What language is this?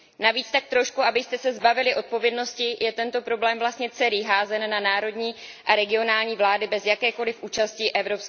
Czech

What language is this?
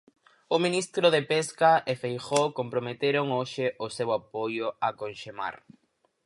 Galician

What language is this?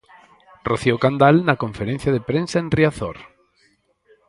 Galician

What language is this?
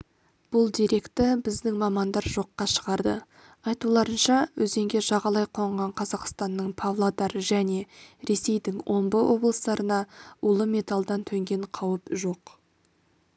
Kazakh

